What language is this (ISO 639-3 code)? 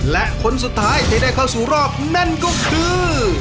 tha